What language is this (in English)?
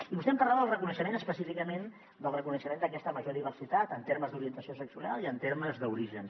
Catalan